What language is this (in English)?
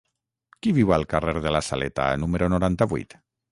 Catalan